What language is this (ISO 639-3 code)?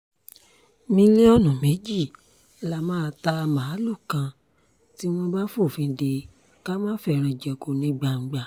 yor